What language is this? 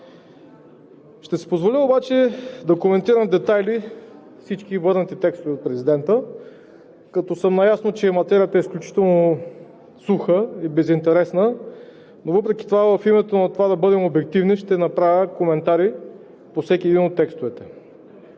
Bulgarian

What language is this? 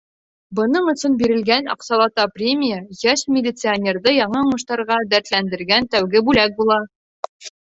Bashkir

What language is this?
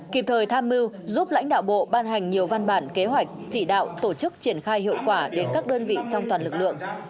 Vietnamese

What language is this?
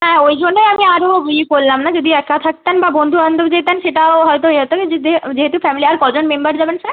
Bangla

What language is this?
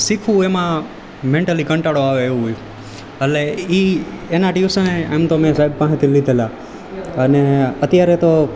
Gujarati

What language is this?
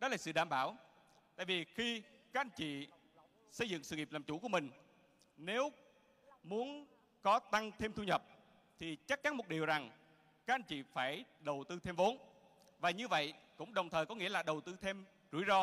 Vietnamese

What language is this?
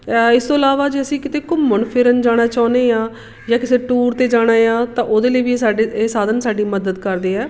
Punjabi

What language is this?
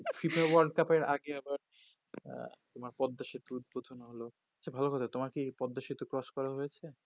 Bangla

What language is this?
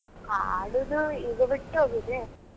Kannada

